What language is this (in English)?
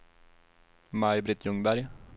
Swedish